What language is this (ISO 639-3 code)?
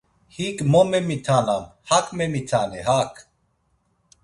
lzz